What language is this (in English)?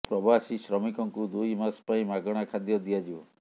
Odia